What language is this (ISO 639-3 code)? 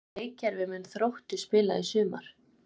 isl